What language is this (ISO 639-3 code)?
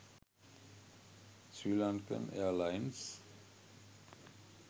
sin